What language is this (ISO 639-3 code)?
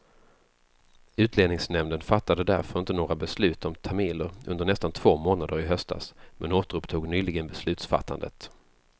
swe